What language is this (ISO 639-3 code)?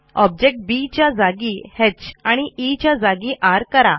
mar